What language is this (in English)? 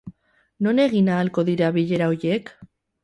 Basque